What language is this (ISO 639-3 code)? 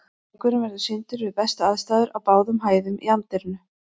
isl